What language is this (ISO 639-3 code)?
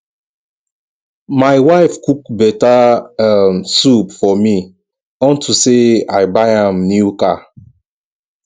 pcm